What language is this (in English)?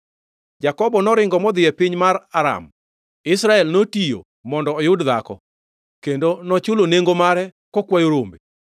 Luo (Kenya and Tanzania)